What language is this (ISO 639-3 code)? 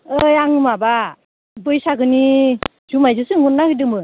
brx